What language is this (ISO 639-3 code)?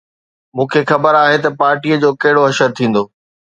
snd